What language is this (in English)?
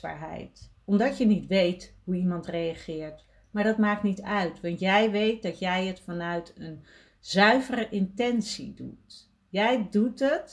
Dutch